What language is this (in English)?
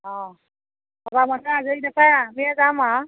Assamese